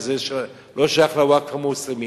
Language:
Hebrew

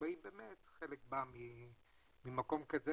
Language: Hebrew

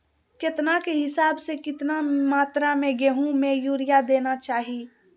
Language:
Magahi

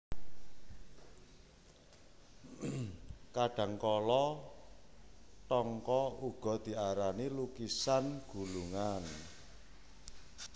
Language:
Javanese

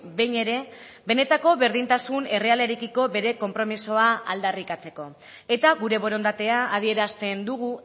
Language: Basque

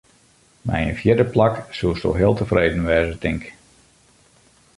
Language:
Western Frisian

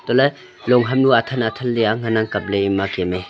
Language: Wancho Naga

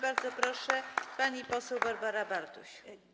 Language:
Polish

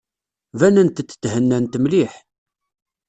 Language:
Kabyle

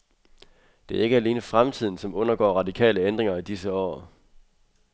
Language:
Danish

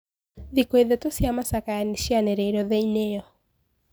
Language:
Kikuyu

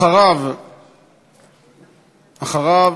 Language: Hebrew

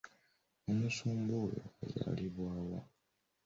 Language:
Ganda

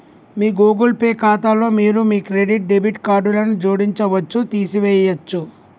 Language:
Telugu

